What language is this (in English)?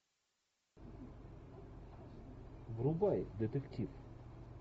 Russian